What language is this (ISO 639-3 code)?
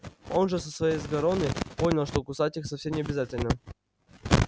rus